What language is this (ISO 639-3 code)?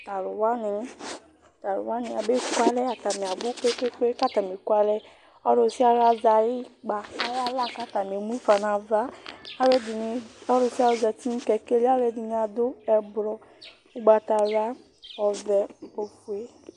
kpo